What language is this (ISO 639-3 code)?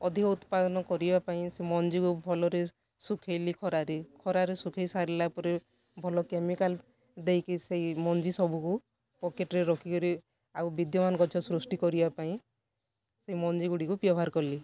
ori